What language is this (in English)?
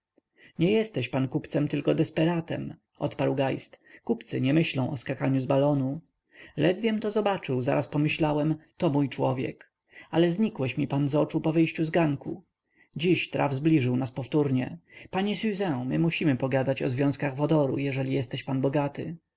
Polish